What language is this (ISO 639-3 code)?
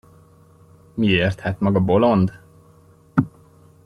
hun